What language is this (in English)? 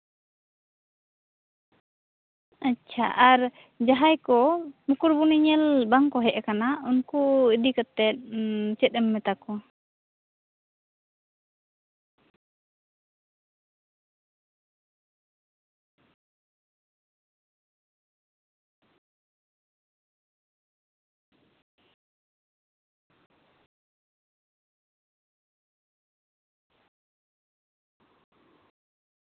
Santali